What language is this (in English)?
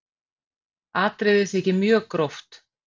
Icelandic